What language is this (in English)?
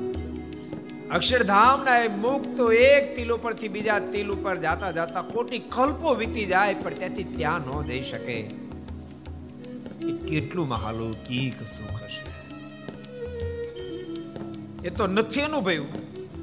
Gujarati